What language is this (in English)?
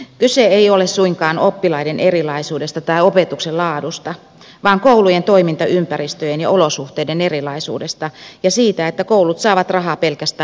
Finnish